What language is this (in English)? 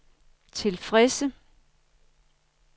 Danish